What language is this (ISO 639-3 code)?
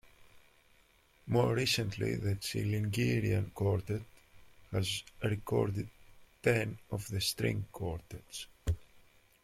eng